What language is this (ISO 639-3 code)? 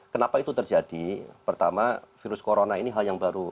ind